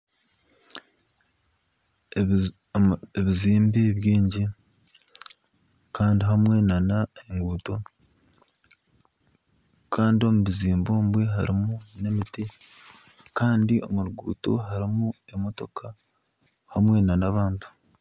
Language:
Nyankole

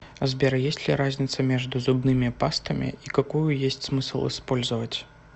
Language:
Russian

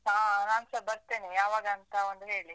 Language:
Kannada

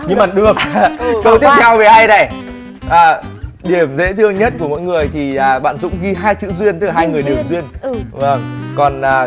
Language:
Vietnamese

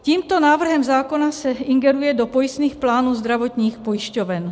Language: Czech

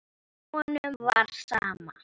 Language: Icelandic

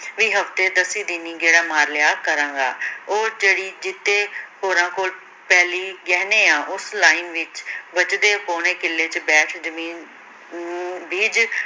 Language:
Punjabi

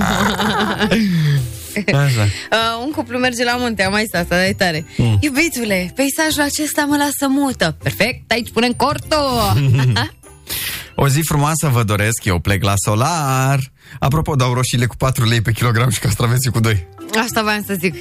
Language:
Romanian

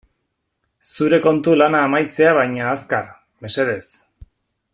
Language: Basque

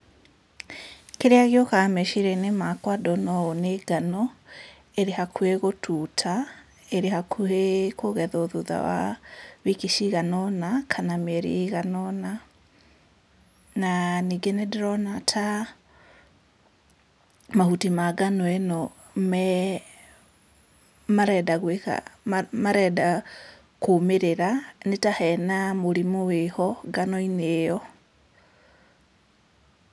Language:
Kikuyu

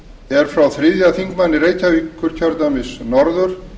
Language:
Icelandic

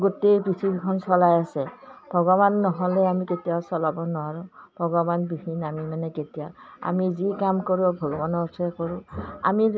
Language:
Assamese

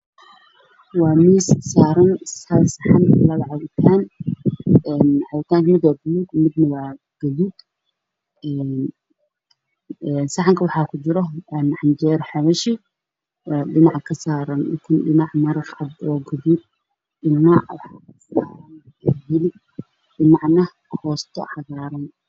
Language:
Somali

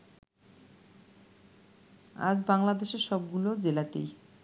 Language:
Bangla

